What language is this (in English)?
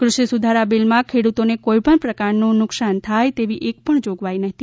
Gujarati